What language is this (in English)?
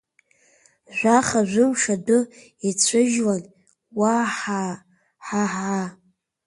Abkhazian